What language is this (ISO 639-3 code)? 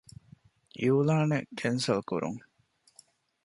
div